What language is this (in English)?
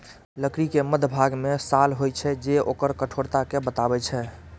Maithili